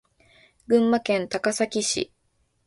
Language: Japanese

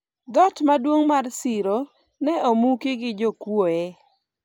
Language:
Luo (Kenya and Tanzania)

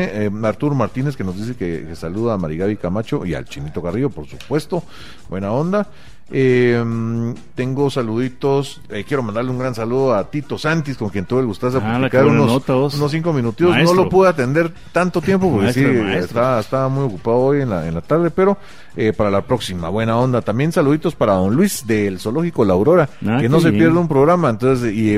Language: Spanish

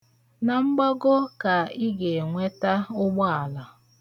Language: Igbo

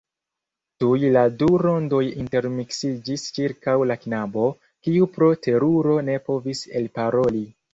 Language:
Esperanto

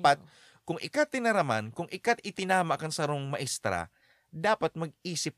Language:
Filipino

